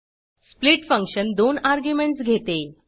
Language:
Marathi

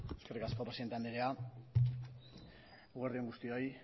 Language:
Basque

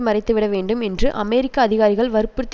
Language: Tamil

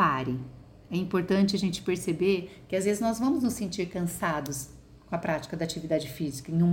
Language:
Portuguese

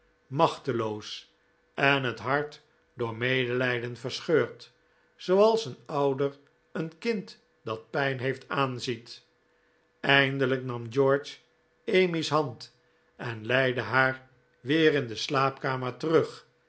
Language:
Dutch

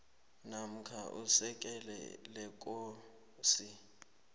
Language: South Ndebele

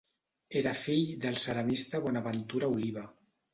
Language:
Catalan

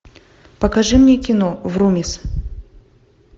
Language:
Russian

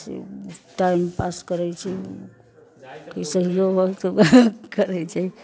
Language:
Maithili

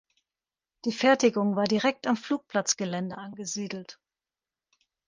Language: German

